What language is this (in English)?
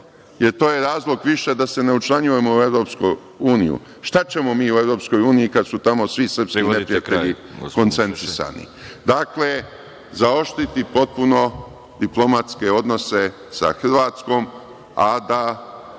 Serbian